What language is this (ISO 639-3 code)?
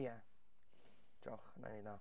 cym